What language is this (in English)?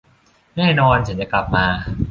Thai